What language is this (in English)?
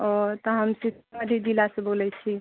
Maithili